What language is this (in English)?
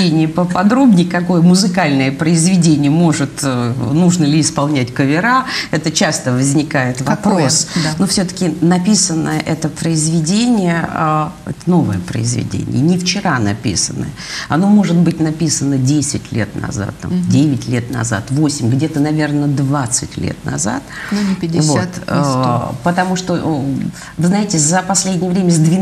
Russian